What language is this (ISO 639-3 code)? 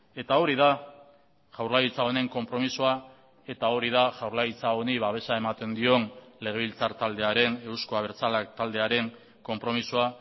eus